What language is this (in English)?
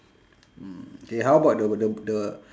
English